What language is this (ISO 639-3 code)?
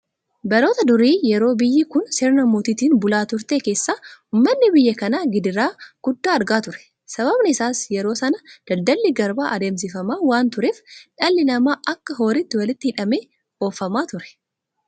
orm